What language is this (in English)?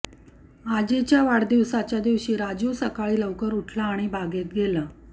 Marathi